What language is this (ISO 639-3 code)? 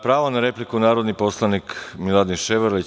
srp